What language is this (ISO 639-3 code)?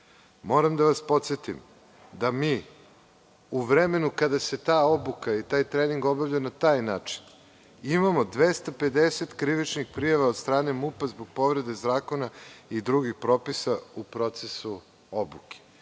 srp